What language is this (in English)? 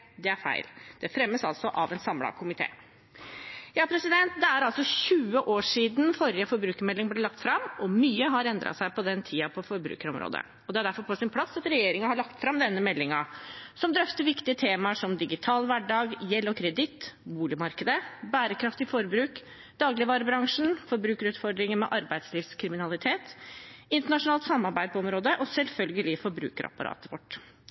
Norwegian Bokmål